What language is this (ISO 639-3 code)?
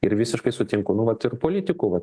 lit